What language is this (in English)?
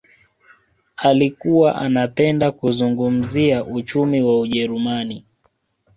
Swahili